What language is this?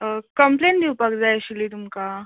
Konkani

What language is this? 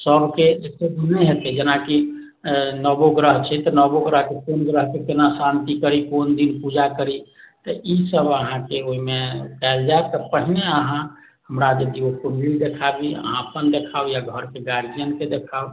Maithili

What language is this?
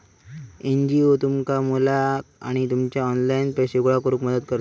Marathi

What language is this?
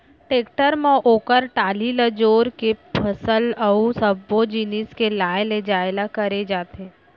Chhattisgarhi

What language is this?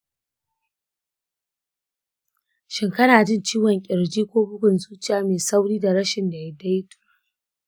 Hausa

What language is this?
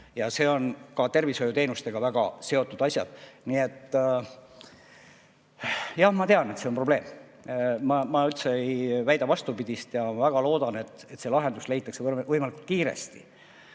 Estonian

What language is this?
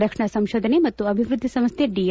Kannada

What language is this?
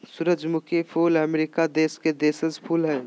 Magahi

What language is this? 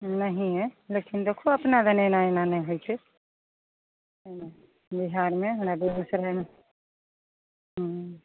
Maithili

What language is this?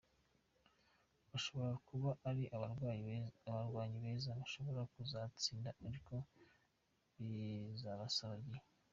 Kinyarwanda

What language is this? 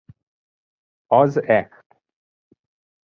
Hungarian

